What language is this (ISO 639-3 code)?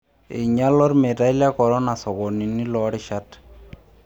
mas